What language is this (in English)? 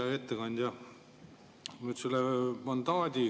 Estonian